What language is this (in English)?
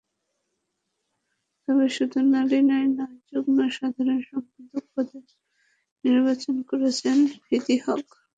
Bangla